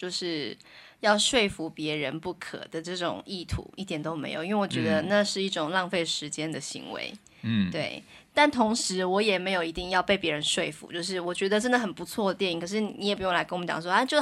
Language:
Chinese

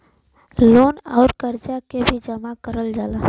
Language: Bhojpuri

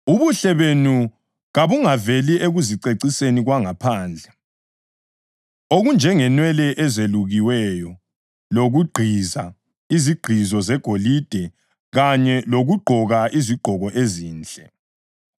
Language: North Ndebele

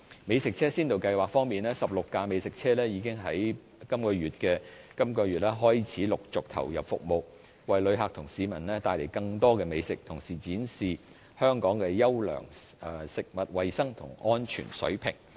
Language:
Cantonese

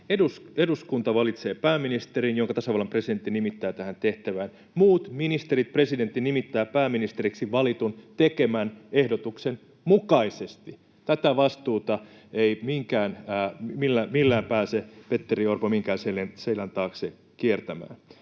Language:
Finnish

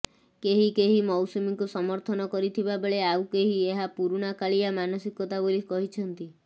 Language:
Odia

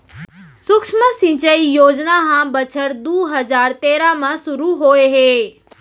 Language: Chhattisgarhi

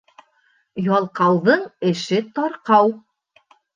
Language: Bashkir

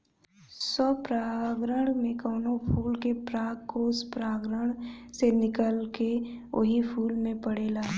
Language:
Bhojpuri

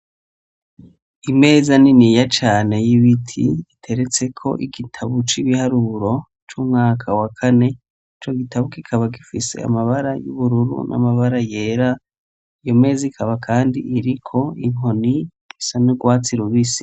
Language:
Rundi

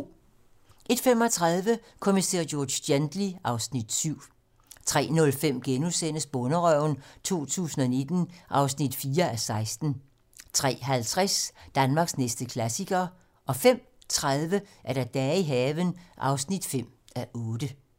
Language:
Danish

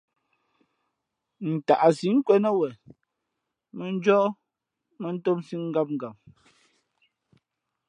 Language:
Fe'fe'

